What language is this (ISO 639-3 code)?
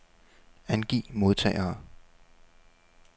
dan